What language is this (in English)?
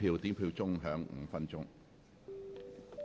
Cantonese